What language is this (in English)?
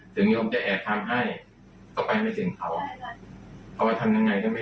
Thai